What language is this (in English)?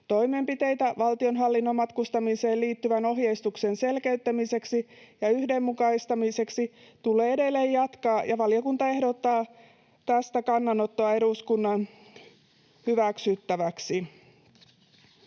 Finnish